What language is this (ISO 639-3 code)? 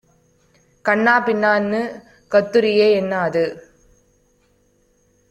tam